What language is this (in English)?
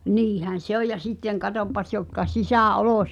Finnish